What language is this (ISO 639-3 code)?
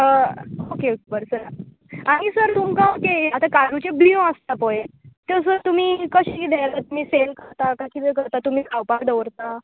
kok